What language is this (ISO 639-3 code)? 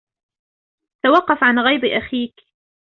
ara